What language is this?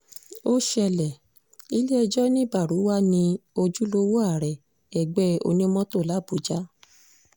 Yoruba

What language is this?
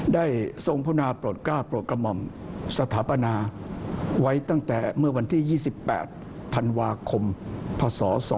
Thai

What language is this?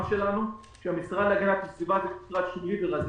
Hebrew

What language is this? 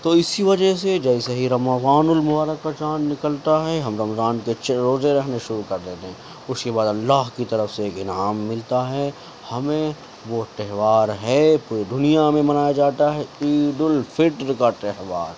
Urdu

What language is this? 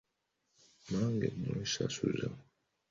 Ganda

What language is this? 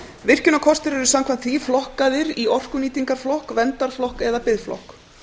Icelandic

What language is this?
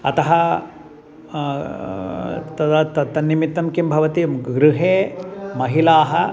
Sanskrit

